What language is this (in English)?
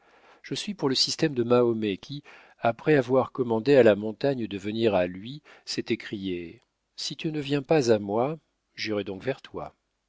French